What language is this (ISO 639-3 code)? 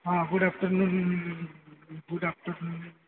ori